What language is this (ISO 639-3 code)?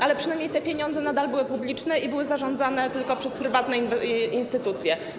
pol